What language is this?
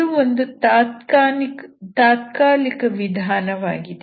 Kannada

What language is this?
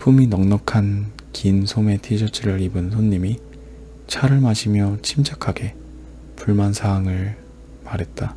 Korean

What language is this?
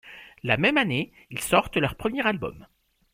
French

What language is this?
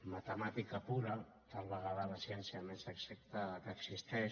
Catalan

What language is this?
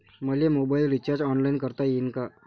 Marathi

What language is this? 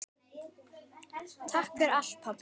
Icelandic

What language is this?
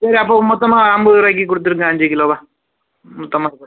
Tamil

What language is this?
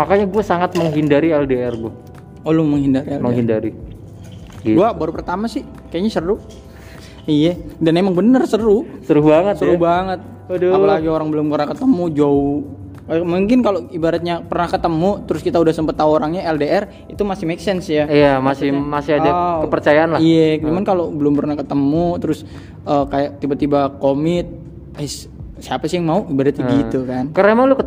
Indonesian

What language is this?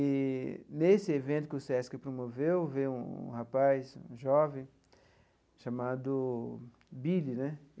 Portuguese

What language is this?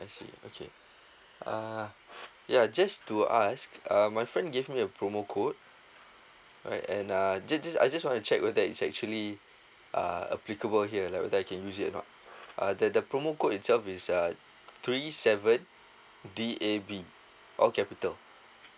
English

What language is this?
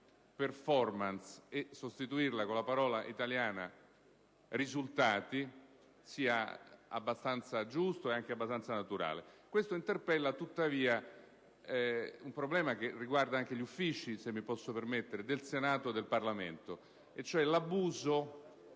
Italian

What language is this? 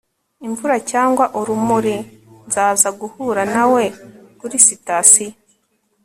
Kinyarwanda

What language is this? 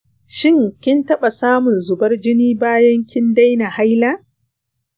Hausa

